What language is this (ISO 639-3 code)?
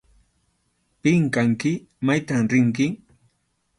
qxu